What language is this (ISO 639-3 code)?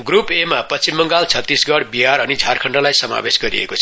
nep